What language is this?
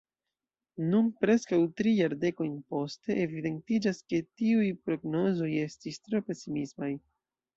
Esperanto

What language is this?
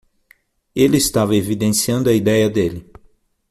Portuguese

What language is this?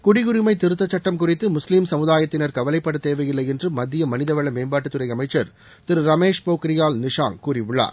Tamil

